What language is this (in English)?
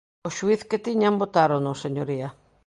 Galician